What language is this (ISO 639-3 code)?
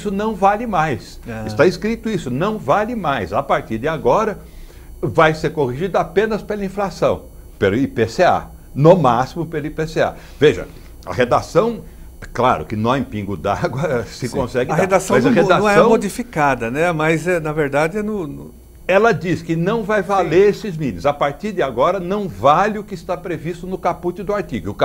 por